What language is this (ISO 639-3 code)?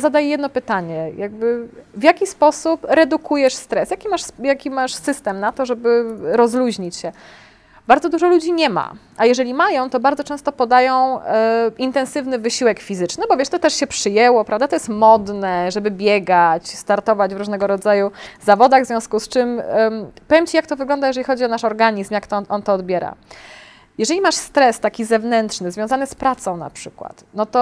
pol